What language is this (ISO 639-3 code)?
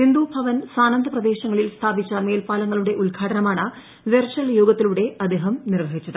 mal